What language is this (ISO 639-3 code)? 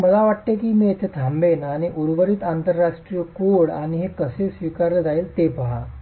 mar